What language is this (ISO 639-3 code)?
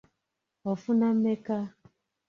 lug